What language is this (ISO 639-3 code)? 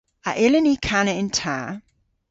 cor